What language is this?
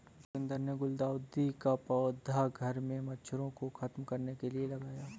Hindi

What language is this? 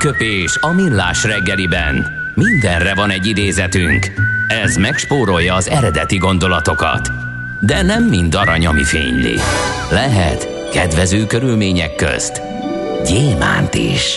Hungarian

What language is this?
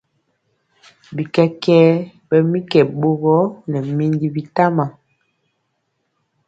Mpiemo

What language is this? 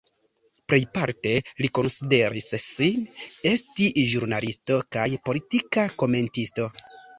Esperanto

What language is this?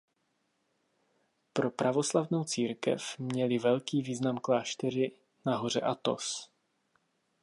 Czech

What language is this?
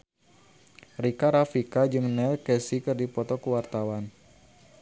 Sundanese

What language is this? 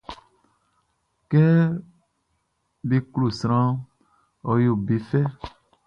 Baoulé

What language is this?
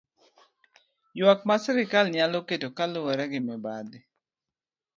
Luo (Kenya and Tanzania)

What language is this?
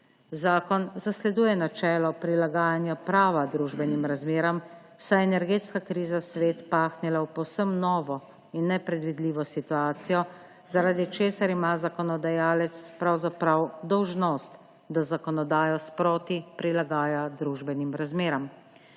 Slovenian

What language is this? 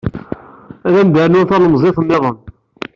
Kabyle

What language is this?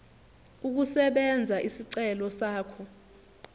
Zulu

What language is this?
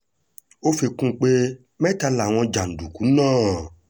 Yoruba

